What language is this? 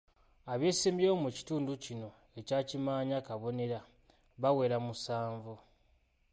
Ganda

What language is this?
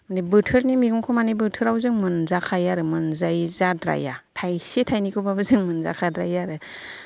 Bodo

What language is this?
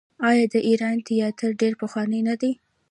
Pashto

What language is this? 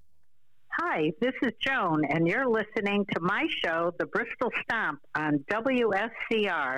English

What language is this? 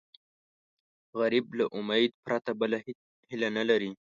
Pashto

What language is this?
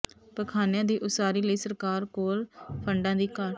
Punjabi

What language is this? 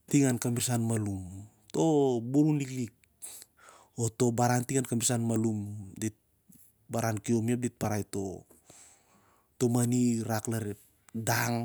Siar-Lak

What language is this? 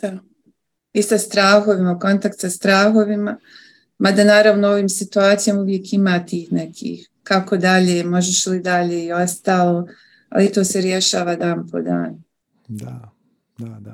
Croatian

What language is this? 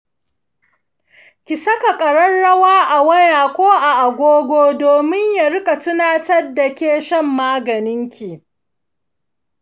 Hausa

